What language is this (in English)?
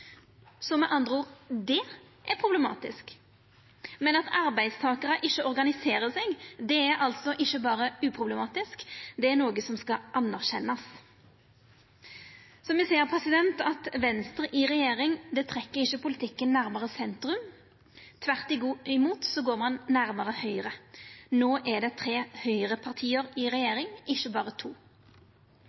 Norwegian Nynorsk